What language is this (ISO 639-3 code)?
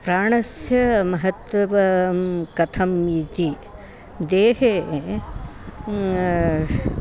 san